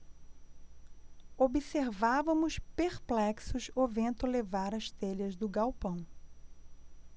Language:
Portuguese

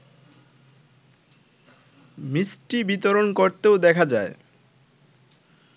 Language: Bangla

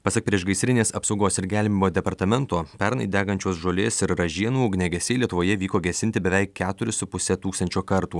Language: Lithuanian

